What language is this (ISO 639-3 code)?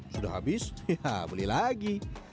ind